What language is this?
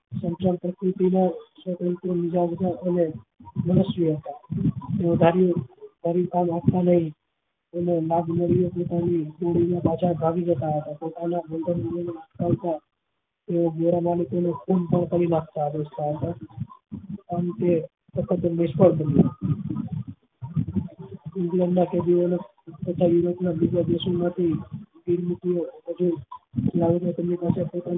Gujarati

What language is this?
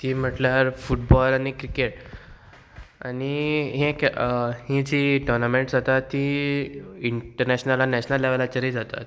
Konkani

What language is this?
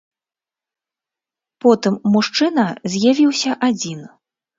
Belarusian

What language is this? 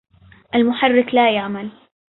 Arabic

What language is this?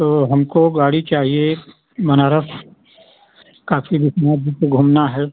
Hindi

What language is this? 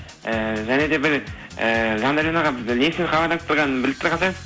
Kazakh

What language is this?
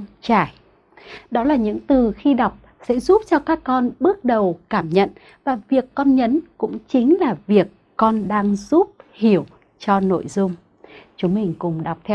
Vietnamese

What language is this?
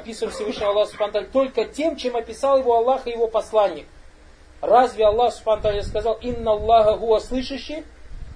Russian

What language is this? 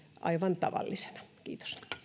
Finnish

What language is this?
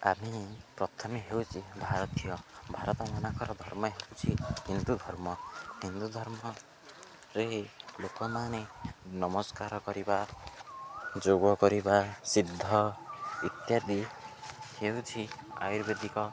Odia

